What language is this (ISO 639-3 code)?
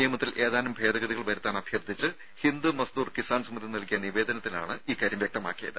mal